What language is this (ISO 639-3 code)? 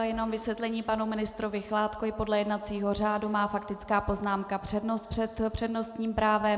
ces